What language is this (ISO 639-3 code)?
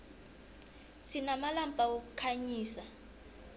nbl